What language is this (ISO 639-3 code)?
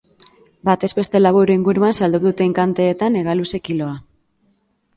eus